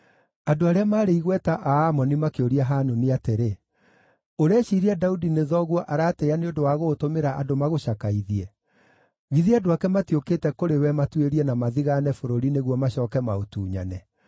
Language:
Kikuyu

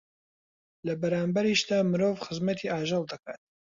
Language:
Central Kurdish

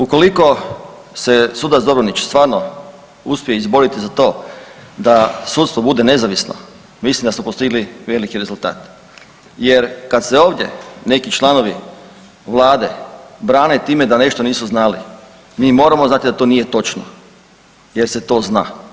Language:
Croatian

